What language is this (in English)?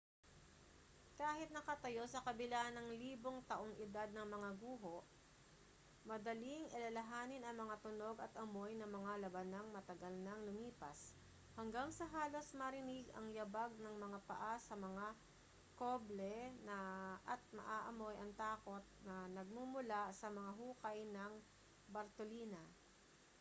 Filipino